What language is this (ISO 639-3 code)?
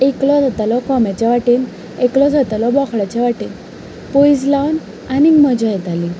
kok